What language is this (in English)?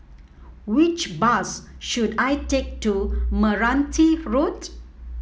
English